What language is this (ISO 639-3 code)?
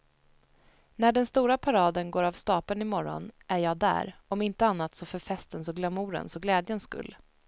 swe